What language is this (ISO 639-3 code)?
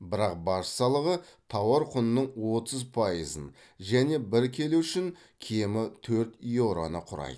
kaz